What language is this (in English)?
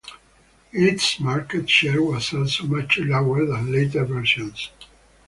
English